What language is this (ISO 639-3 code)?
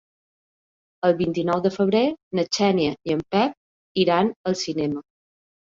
cat